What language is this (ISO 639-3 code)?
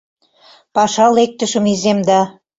chm